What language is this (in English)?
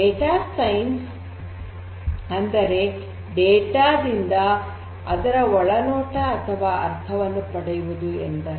Kannada